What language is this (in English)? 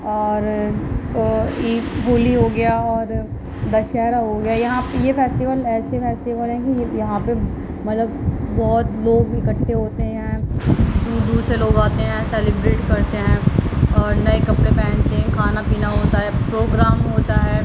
Urdu